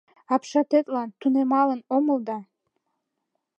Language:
Mari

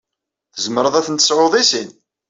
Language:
Kabyle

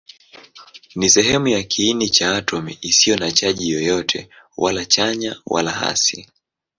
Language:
Swahili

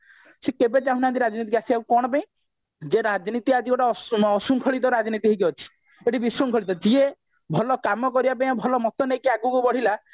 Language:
Odia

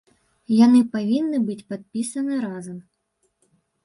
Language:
Belarusian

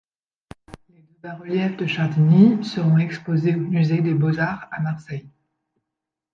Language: French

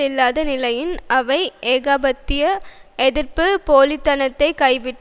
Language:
Tamil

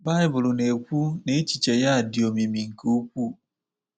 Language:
Igbo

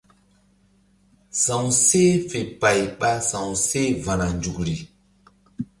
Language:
Mbum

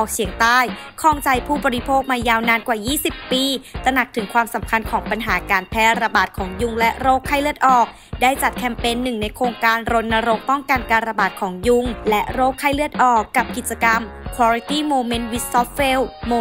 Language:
Thai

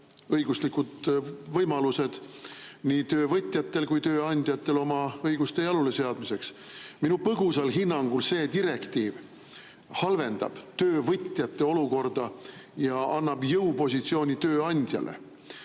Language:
Estonian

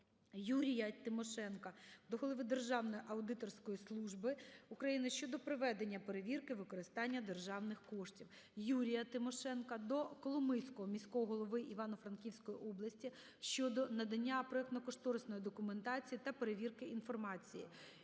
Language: Ukrainian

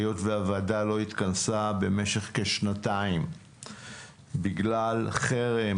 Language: Hebrew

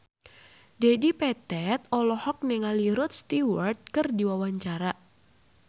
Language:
Sundanese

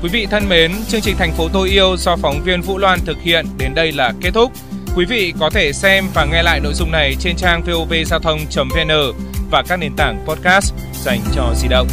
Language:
Vietnamese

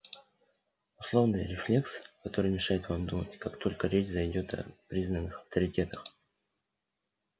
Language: Russian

